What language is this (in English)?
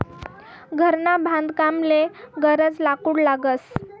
Marathi